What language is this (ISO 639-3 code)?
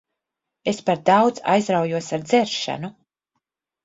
lav